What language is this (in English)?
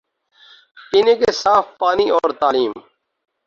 Urdu